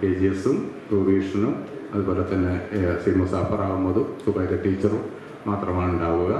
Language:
Malayalam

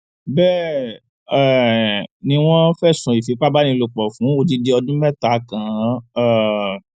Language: Yoruba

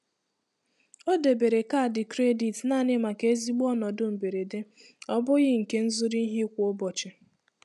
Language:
Igbo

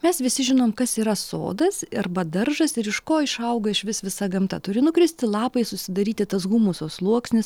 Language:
Lithuanian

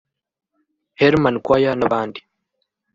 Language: Kinyarwanda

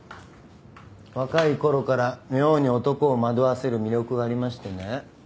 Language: Japanese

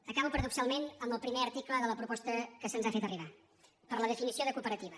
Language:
Catalan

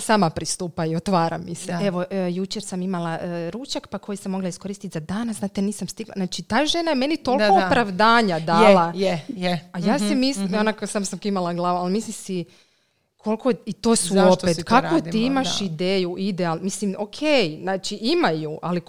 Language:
Croatian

